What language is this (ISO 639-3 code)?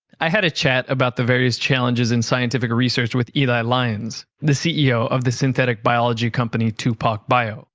eng